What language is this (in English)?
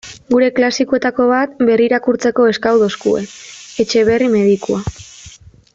Basque